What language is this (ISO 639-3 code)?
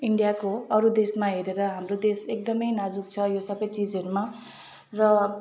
nep